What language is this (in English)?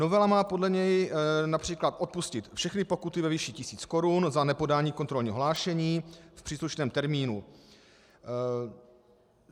Czech